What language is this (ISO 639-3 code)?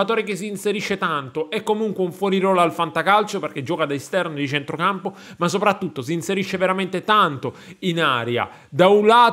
ita